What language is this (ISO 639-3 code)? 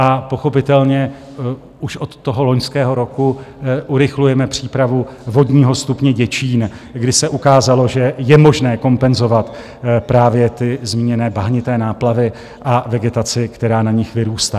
ces